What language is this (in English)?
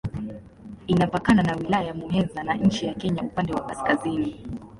Swahili